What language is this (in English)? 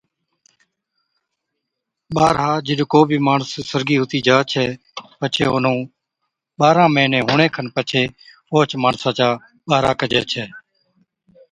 Od